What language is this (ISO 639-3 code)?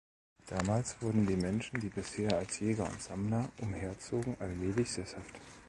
deu